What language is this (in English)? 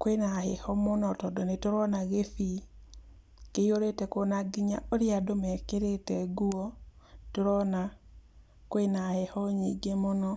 Kikuyu